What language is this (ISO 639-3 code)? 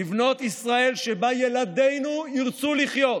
heb